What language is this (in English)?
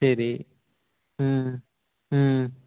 Tamil